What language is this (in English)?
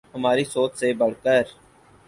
Urdu